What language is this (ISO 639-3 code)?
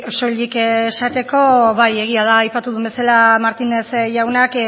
eus